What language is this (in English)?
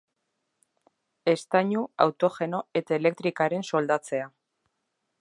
Basque